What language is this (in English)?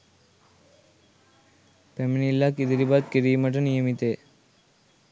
Sinhala